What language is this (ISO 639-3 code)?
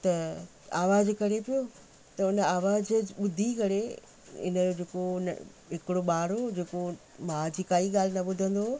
snd